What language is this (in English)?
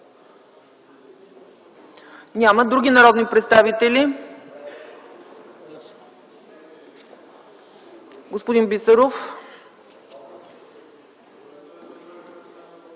Bulgarian